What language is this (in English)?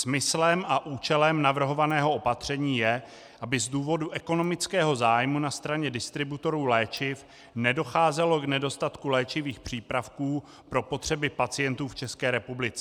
Czech